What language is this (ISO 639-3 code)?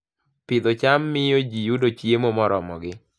luo